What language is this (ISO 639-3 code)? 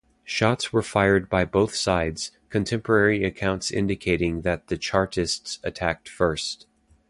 eng